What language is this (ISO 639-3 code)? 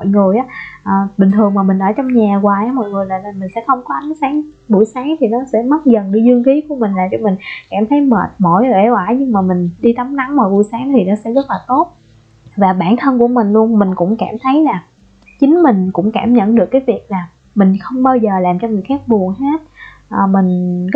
vie